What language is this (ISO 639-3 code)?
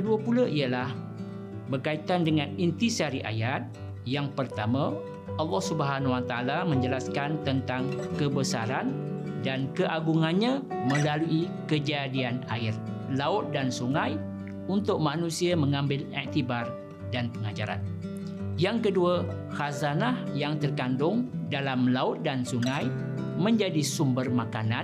msa